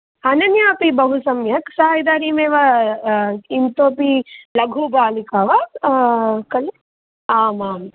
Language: Sanskrit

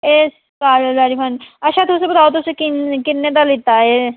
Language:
Dogri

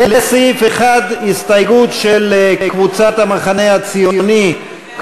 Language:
Hebrew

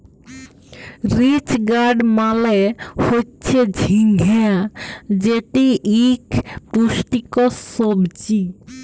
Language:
Bangla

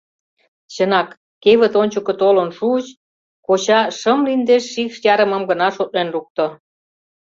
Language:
Mari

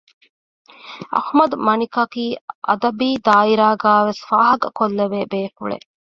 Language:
Divehi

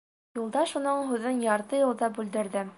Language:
Bashkir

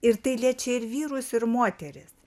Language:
Lithuanian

